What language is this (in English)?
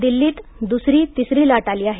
Marathi